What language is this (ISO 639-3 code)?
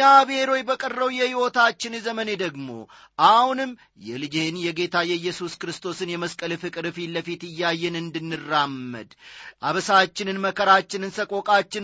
amh